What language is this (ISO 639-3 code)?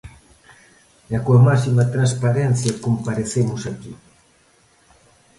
glg